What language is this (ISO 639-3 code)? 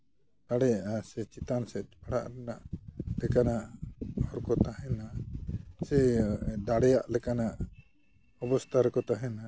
sat